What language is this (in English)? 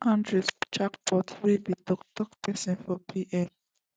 Nigerian Pidgin